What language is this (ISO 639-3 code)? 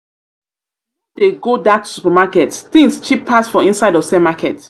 pcm